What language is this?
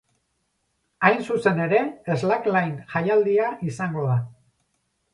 Basque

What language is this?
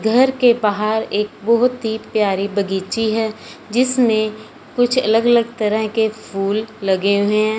Hindi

